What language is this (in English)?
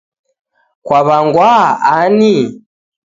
Taita